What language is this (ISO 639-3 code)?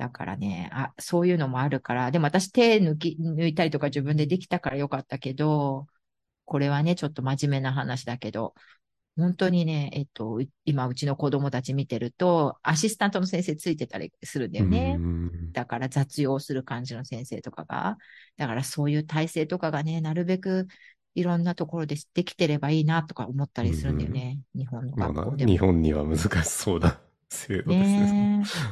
jpn